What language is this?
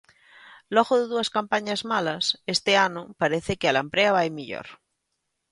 Galician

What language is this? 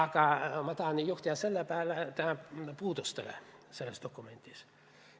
Estonian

